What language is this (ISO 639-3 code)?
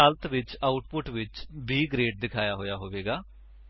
pan